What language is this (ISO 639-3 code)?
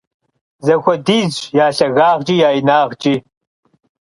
kbd